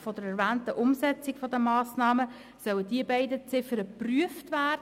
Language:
Swiss German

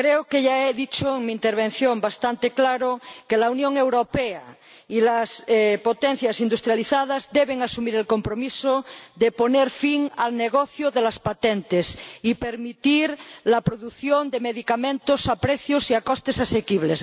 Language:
Spanish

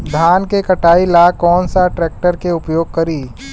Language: Bhojpuri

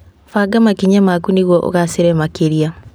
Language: Kikuyu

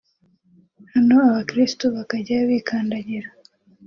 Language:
Kinyarwanda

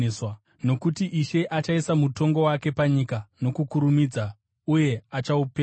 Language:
Shona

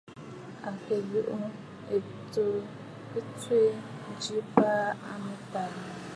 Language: Bafut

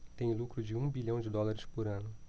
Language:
Portuguese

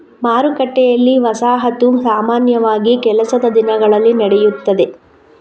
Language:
Kannada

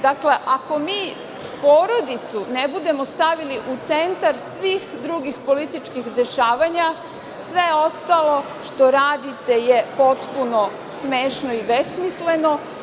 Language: Serbian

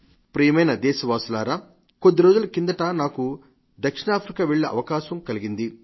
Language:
Telugu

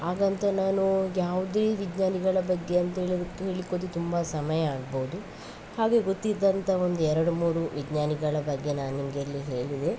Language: Kannada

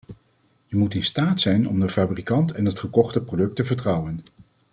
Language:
Dutch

